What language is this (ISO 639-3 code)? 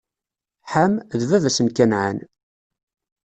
kab